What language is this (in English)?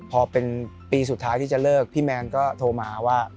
Thai